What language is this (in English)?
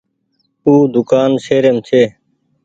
Goaria